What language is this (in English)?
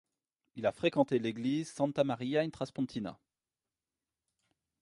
French